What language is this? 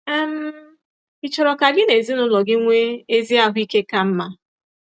Igbo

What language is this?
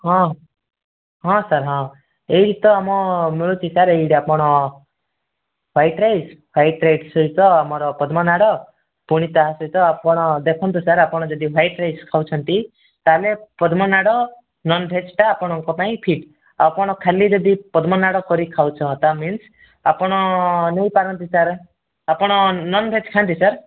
Odia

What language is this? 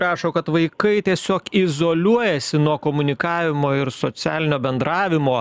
Lithuanian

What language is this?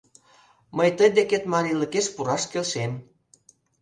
Mari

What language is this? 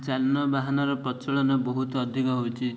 Odia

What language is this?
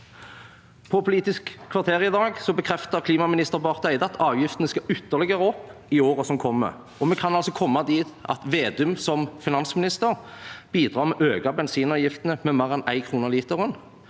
Norwegian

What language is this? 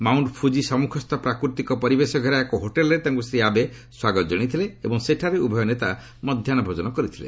Odia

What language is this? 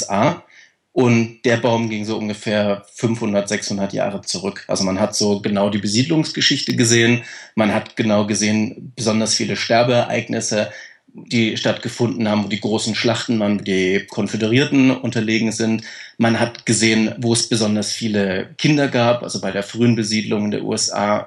German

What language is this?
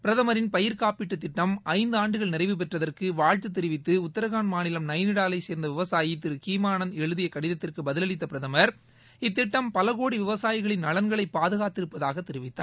Tamil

